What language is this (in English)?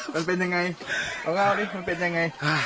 Thai